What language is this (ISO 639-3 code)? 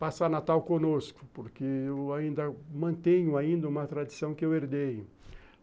por